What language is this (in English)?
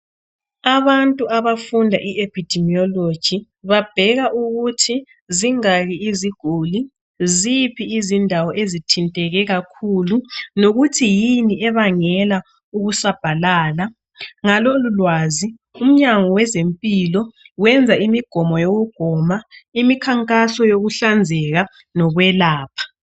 North Ndebele